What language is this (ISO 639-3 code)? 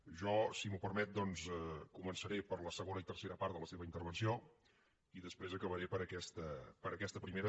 cat